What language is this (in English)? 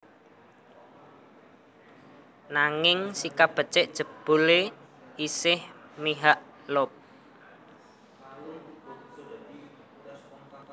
Javanese